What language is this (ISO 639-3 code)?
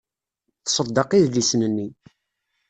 kab